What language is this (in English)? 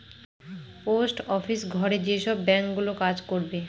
Bangla